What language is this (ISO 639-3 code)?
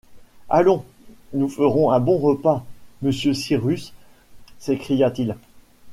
fra